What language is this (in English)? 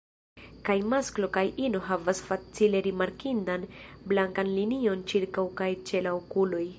Esperanto